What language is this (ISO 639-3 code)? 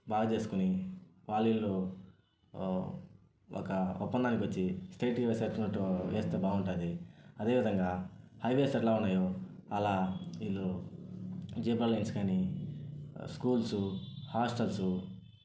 tel